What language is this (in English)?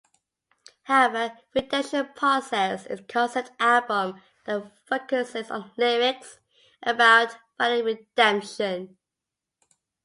English